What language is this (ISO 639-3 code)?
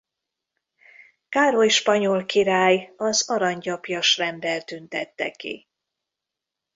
hun